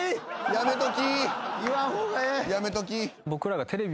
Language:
Japanese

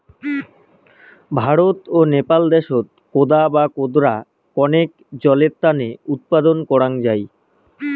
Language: Bangla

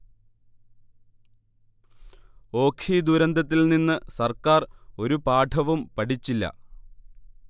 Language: Malayalam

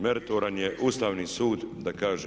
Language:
Croatian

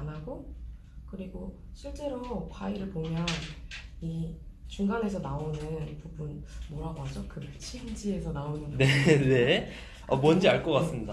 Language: Korean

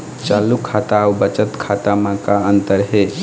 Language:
Chhattisgarhi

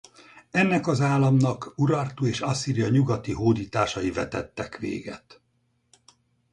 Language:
Hungarian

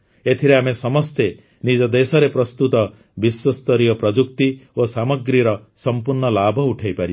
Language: Odia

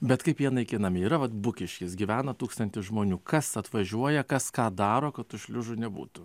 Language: Lithuanian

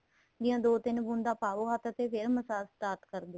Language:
Punjabi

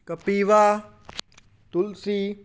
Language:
Punjabi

